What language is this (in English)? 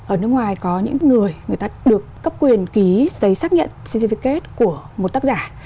Vietnamese